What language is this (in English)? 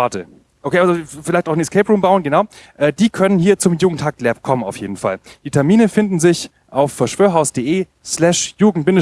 German